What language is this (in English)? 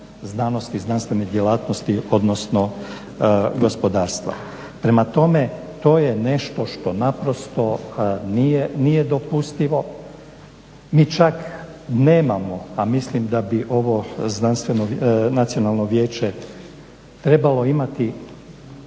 Croatian